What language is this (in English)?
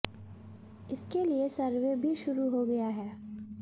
Hindi